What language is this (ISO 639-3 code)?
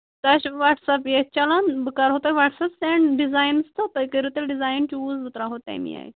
kas